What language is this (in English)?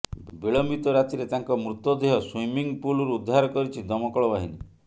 Odia